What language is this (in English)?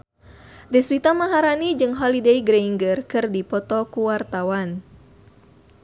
Sundanese